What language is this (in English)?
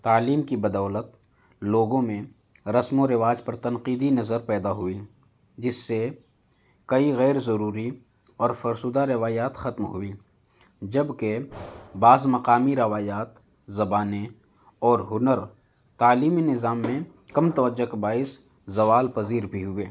Urdu